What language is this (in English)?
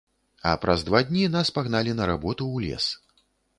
Belarusian